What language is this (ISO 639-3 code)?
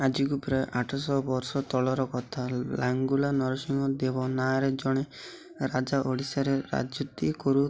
ori